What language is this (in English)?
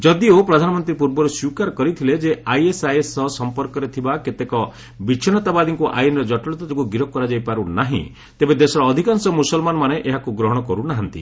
Odia